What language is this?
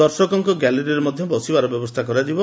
Odia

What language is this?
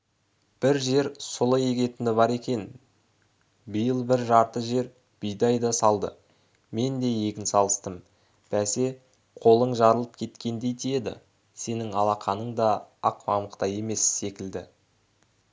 Kazakh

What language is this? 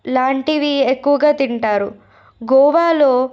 Telugu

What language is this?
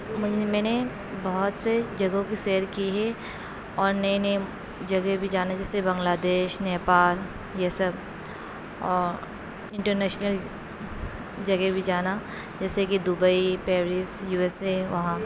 Urdu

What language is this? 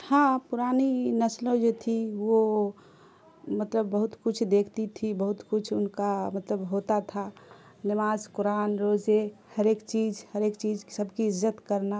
Urdu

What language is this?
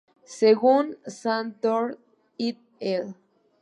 Spanish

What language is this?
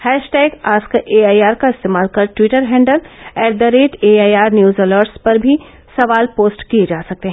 Hindi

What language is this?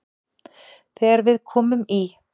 Icelandic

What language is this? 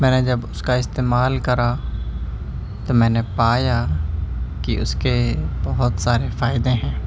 Urdu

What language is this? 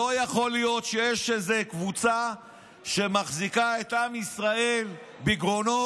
Hebrew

